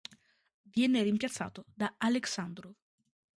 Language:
Italian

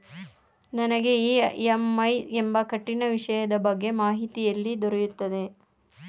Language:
Kannada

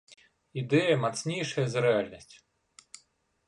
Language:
Belarusian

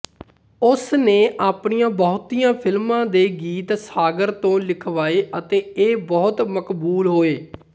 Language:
Punjabi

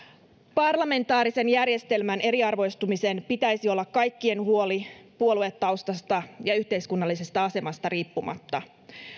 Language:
Finnish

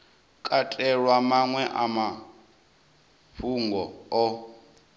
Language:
Venda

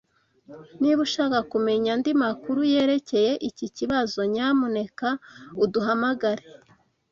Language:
Kinyarwanda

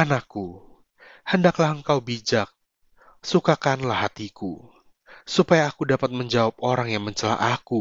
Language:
Indonesian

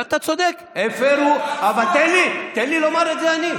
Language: Hebrew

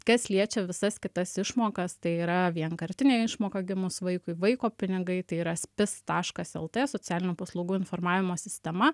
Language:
Lithuanian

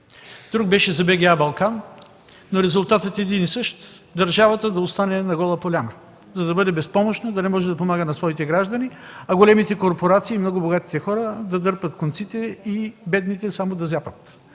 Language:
Bulgarian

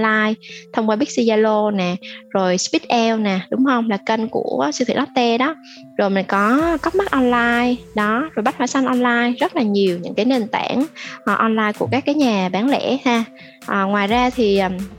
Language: Vietnamese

